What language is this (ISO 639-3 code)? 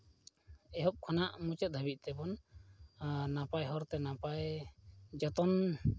sat